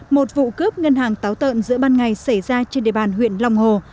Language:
Vietnamese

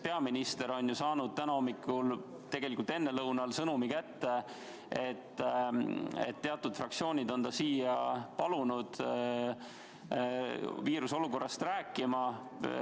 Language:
Estonian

